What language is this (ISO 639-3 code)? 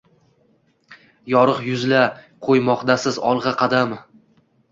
uzb